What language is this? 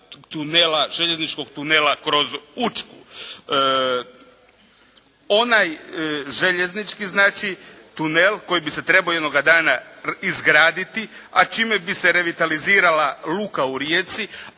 Croatian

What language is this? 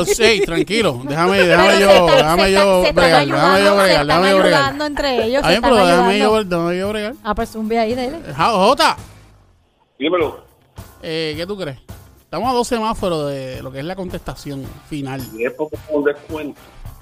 Spanish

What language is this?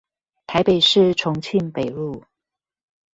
Chinese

